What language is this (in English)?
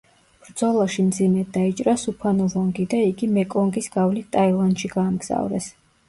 Georgian